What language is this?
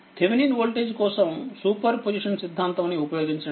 Telugu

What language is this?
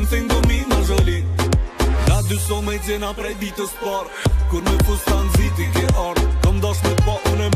Dutch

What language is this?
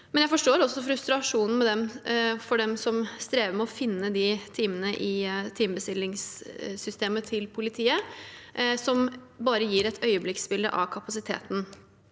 Norwegian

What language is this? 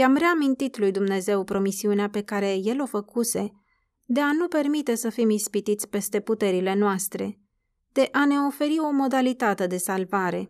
Romanian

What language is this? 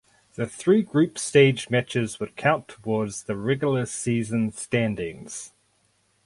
English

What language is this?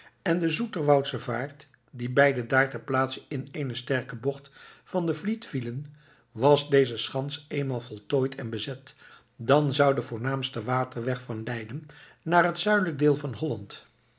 Dutch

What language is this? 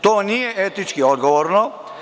Serbian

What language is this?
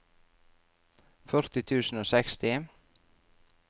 Norwegian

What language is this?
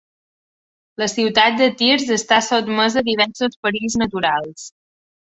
Catalan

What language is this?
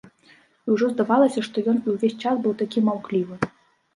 Belarusian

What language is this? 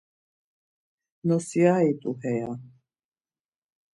Laz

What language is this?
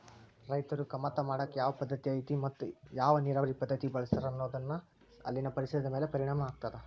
Kannada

